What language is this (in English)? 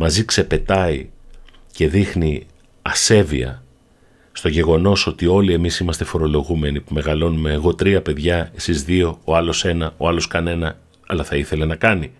Greek